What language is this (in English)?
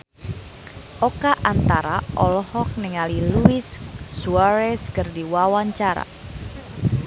Sundanese